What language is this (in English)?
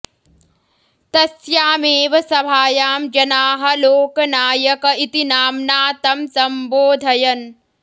Sanskrit